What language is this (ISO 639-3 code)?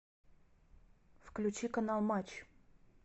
rus